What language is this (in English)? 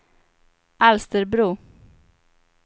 Swedish